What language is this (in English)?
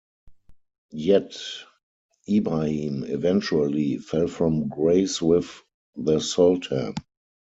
English